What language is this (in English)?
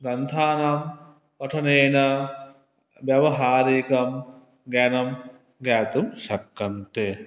Sanskrit